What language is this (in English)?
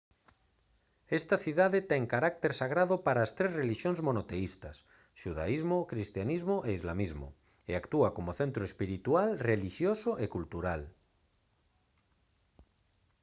Galician